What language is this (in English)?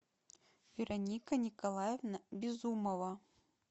Russian